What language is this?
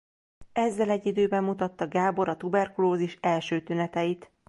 Hungarian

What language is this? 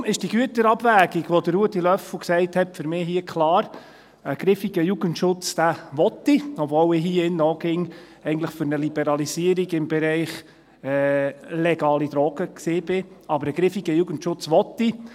Swiss German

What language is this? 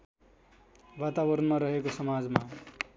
Nepali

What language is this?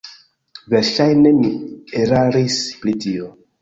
Esperanto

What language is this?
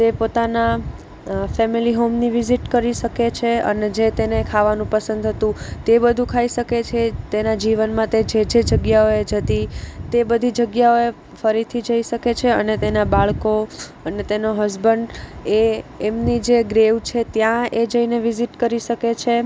Gujarati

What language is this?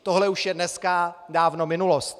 Czech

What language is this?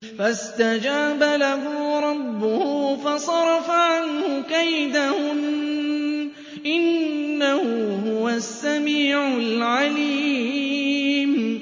Arabic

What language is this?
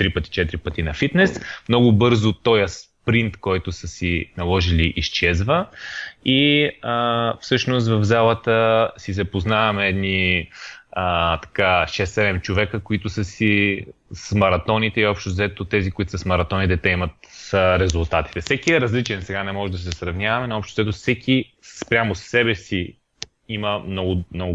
Bulgarian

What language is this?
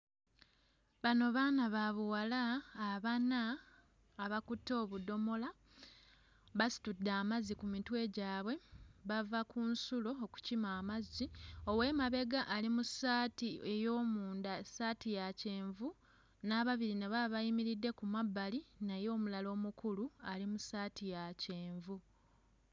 Ganda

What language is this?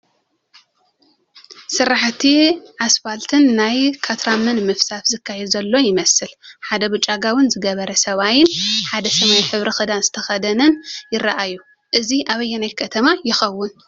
Tigrinya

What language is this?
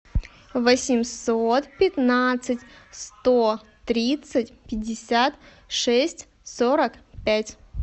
Russian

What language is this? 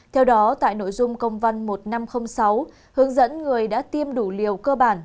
Vietnamese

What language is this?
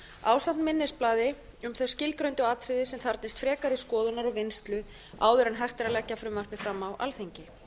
Icelandic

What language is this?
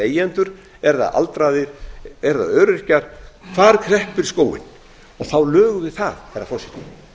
Icelandic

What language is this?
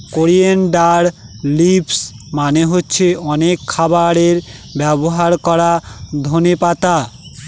Bangla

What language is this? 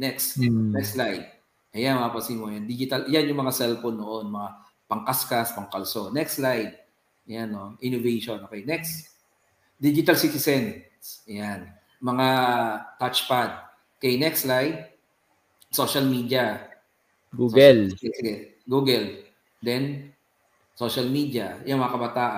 Filipino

